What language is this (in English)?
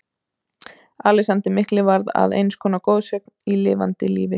Icelandic